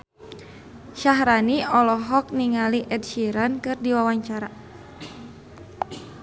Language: Sundanese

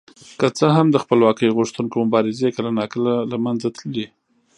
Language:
Pashto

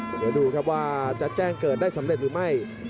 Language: Thai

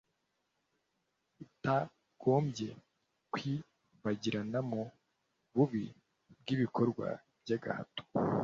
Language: Kinyarwanda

